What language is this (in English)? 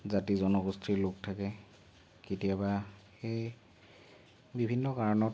Assamese